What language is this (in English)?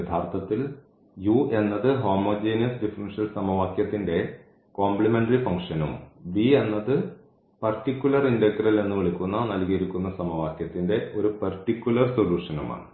Malayalam